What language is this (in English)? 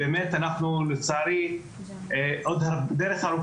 Hebrew